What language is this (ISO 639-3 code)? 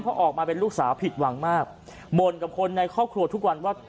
tha